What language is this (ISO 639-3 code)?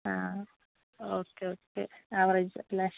mal